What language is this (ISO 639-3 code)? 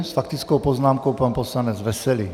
ces